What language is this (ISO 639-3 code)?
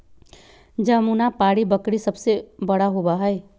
mag